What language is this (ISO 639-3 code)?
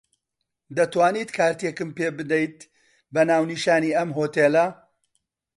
ckb